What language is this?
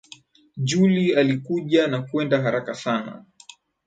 Swahili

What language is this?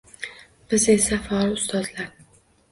Uzbek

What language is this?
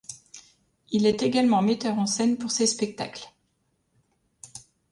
French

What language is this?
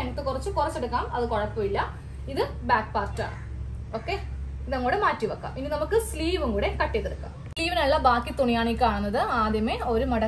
Hindi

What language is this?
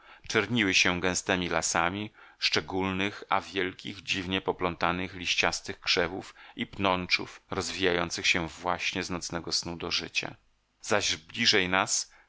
Polish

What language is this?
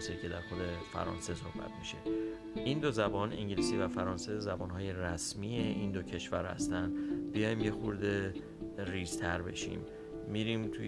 Persian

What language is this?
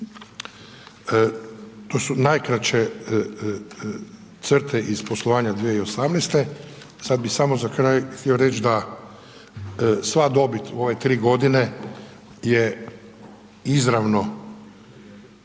Croatian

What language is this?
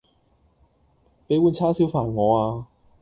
Cantonese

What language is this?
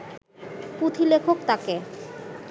Bangla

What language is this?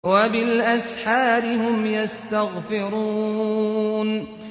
Arabic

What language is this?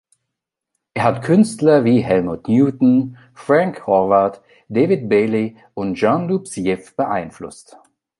German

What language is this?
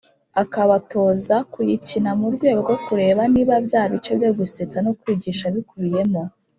Kinyarwanda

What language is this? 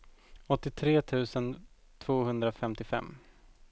Swedish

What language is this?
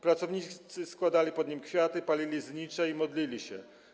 Polish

